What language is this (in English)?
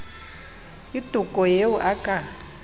Southern Sotho